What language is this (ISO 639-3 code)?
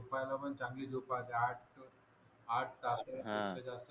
mar